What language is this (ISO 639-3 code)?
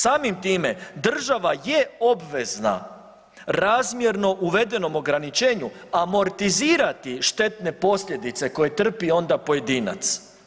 hrv